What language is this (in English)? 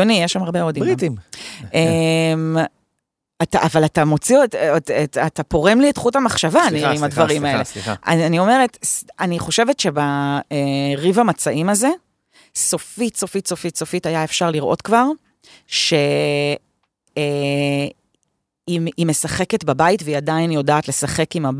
Hebrew